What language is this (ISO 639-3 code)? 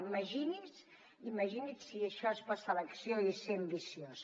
cat